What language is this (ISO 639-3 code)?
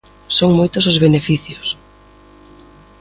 glg